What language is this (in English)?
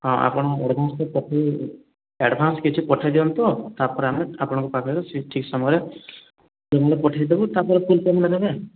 Odia